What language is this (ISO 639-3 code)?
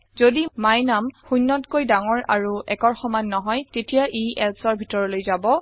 asm